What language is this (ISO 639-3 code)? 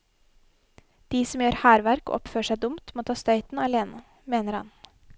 nor